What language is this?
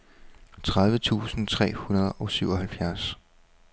Danish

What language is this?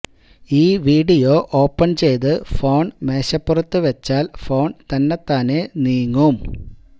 Malayalam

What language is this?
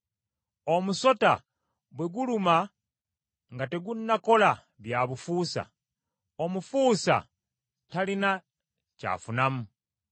Ganda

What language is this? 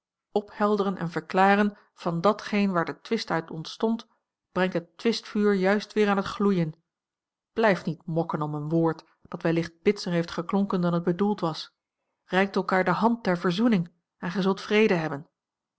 Dutch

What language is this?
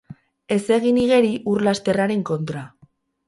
Basque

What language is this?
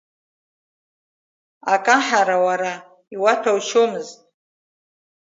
Abkhazian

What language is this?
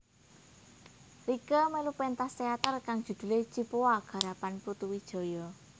Javanese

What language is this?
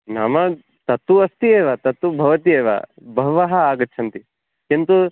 Sanskrit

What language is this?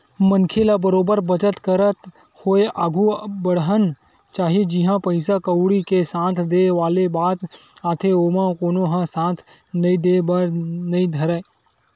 Chhattisgarhi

